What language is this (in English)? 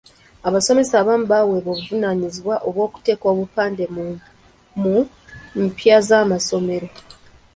Ganda